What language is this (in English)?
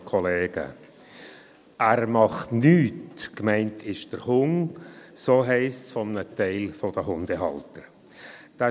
Swiss German